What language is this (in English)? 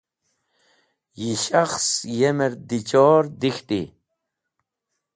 Wakhi